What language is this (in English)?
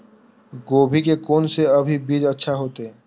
Maithili